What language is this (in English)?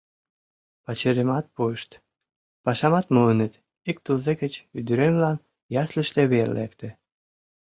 Mari